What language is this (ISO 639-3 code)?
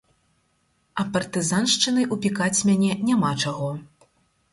bel